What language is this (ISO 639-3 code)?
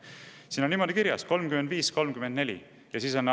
est